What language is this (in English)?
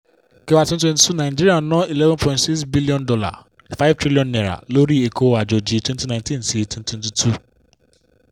Yoruba